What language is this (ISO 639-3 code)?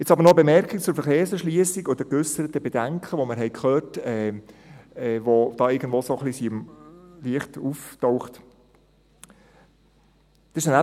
gsw